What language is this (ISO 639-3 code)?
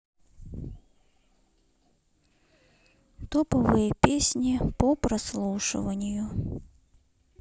rus